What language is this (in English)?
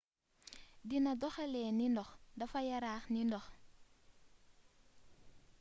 Wolof